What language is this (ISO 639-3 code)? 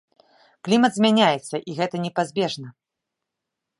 bel